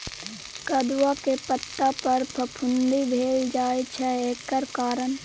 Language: Maithili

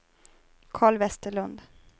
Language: Swedish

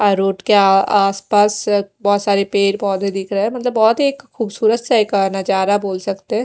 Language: Hindi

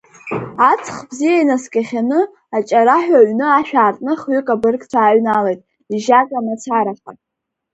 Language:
Abkhazian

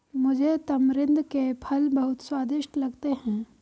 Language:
Hindi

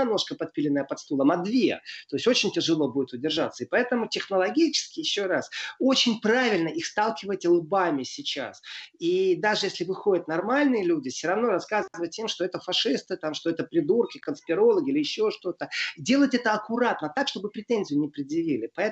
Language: Russian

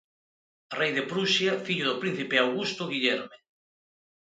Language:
Galician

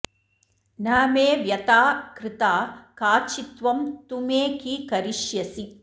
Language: Sanskrit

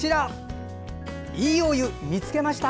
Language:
Japanese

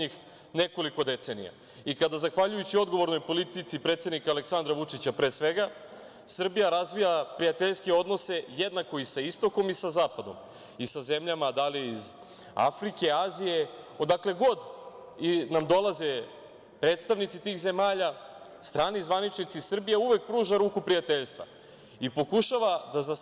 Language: Serbian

